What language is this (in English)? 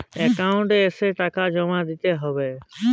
Bangla